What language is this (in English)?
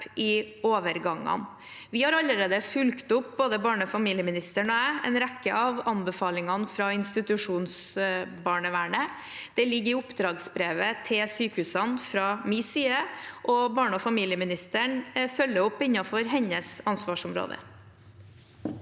Norwegian